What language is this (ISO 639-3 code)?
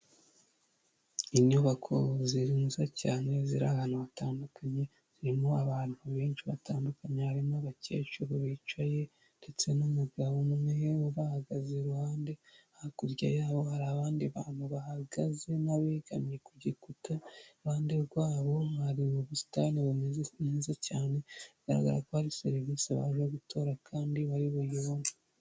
kin